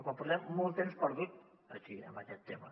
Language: Catalan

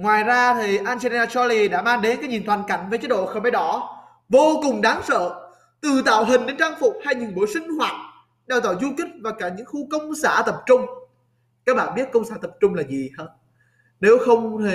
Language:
Vietnamese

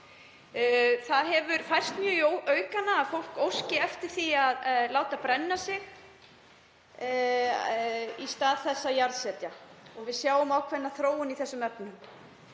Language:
Icelandic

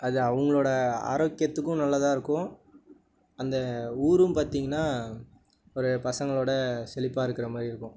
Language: Tamil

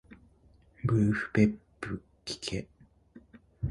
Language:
Japanese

